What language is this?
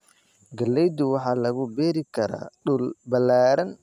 Somali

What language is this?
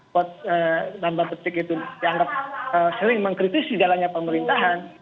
Indonesian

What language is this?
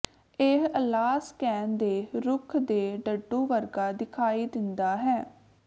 Punjabi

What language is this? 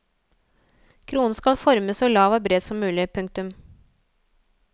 Norwegian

